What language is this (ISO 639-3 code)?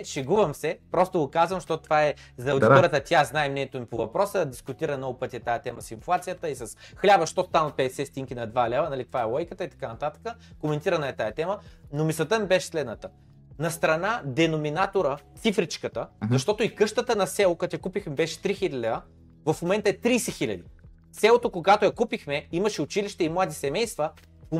bul